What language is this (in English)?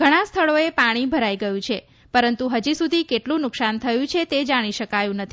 Gujarati